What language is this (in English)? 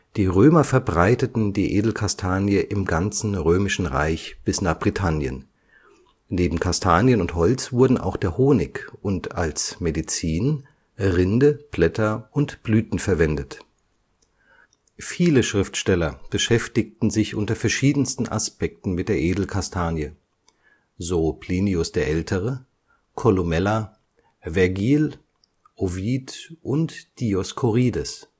German